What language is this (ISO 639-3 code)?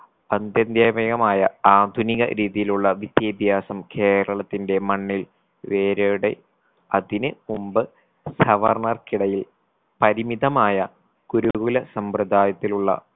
mal